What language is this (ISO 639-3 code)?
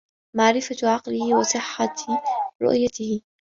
ara